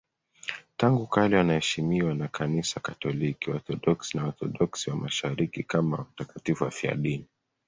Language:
Swahili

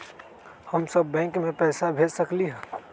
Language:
Magahi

